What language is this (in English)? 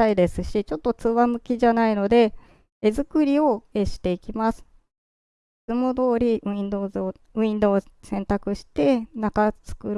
Japanese